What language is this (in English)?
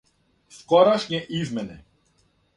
Serbian